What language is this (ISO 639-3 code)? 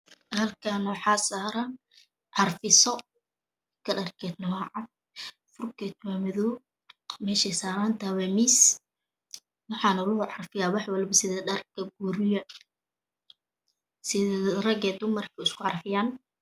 som